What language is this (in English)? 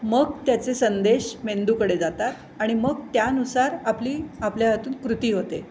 Marathi